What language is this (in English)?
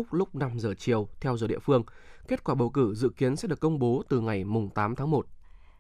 Vietnamese